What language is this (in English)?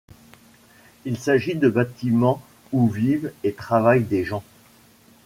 French